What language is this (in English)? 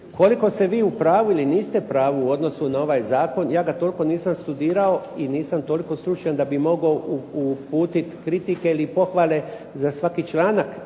Croatian